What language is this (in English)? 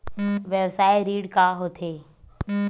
Chhattisgarhi